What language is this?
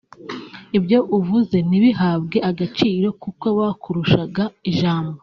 Kinyarwanda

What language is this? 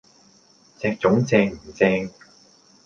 Cantonese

